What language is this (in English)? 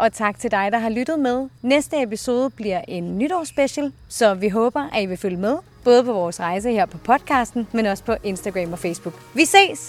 Danish